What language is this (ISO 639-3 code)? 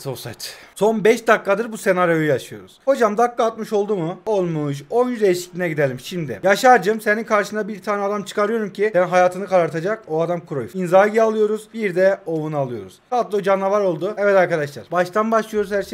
tur